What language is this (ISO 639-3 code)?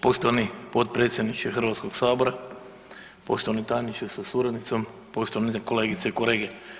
hrv